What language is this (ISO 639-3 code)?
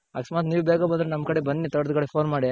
kan